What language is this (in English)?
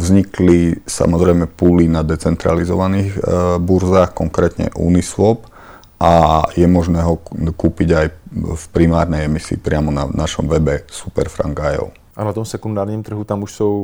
Czech